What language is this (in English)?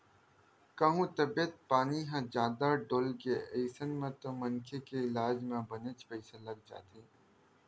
Chhattisgarhi